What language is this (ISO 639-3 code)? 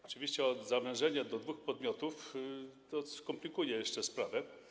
pol